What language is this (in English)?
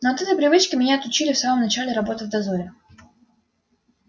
Russian